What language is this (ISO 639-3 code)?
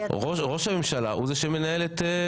heb